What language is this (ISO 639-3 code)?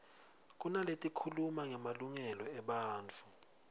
ssw